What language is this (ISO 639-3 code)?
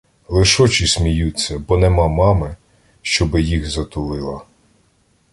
ukr